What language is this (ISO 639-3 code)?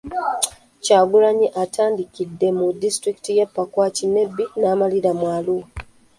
lug